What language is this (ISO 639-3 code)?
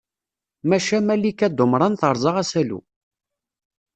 kab